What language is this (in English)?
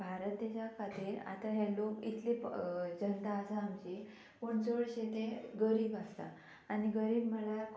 Konkani